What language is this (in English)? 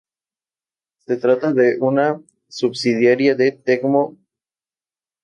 Spanish